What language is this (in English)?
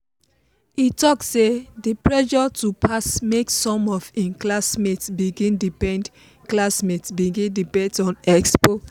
Nigerian Pidgin